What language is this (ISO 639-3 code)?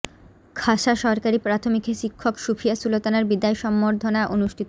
ben